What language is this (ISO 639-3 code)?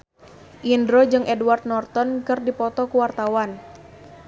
sun